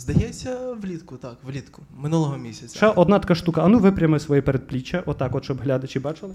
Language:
Ukrainian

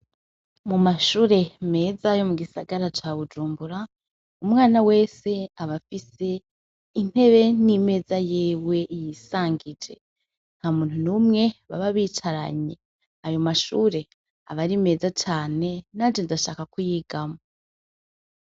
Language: Rundi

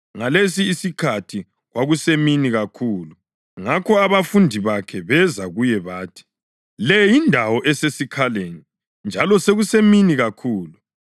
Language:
North Ndebele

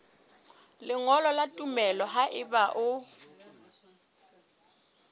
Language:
Southern Sotho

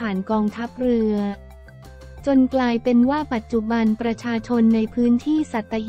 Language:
Thai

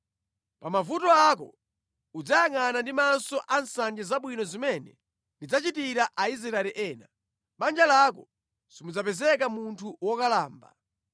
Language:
Nyanja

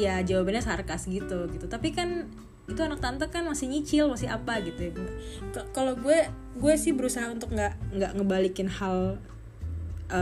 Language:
Indonesian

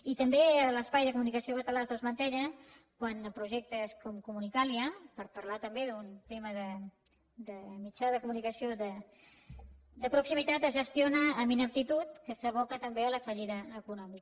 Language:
Catalan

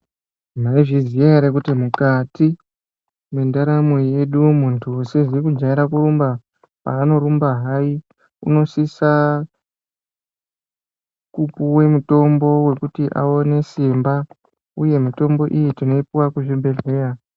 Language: Ndau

